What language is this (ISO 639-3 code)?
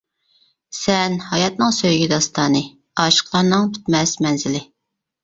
uig